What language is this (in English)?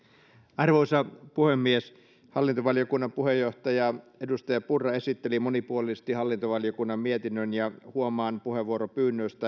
Finnish